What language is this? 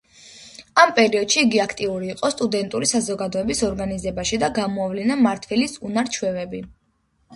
Georgian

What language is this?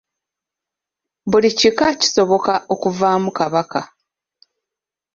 Ganda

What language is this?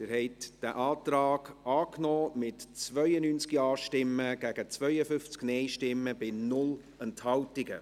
Swiss German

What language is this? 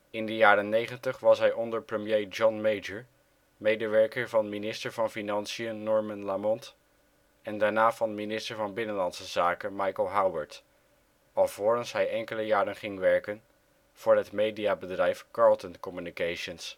Dutch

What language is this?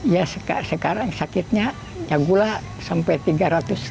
Indonesian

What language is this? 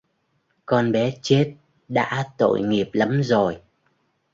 Vietnamese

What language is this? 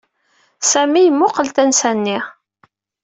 Kabyle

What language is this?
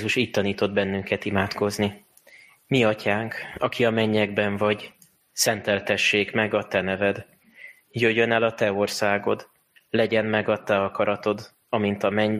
Hungarian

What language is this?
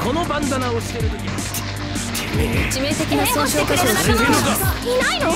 Japanese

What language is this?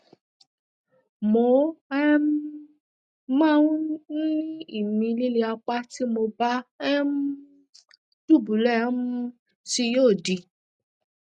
Yoruba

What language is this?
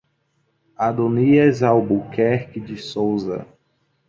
Portuguese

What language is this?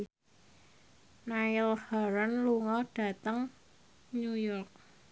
Javanese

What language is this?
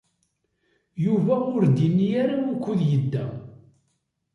Kabyle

